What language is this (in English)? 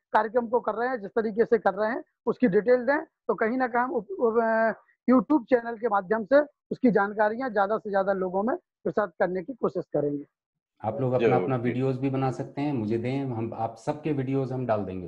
Hindi